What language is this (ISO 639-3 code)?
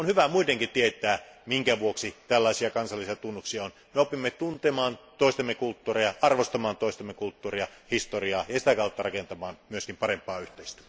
fin